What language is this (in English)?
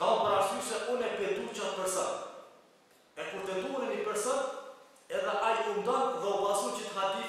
Romanian